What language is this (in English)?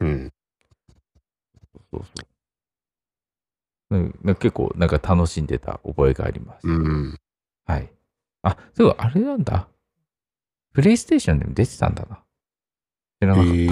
Japanese